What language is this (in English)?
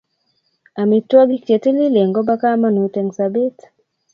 Kalenjin